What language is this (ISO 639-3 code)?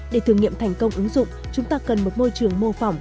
vie